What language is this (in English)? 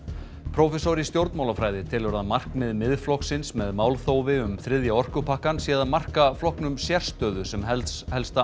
Icelandic